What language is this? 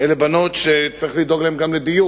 Hebrew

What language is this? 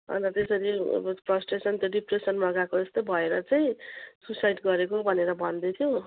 Nepali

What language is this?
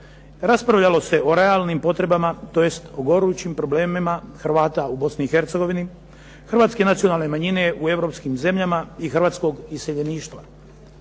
Croatian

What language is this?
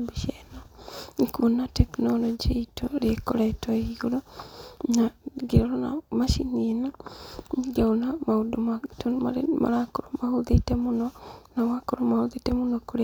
Kikuyu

